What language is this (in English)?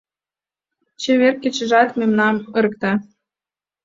Mari